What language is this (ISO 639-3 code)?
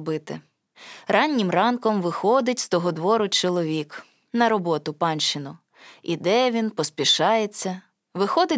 ukr